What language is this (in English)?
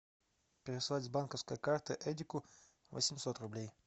Russian